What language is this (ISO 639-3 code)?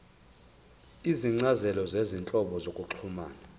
zul